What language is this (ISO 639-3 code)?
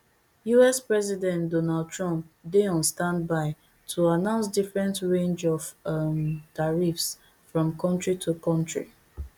pcm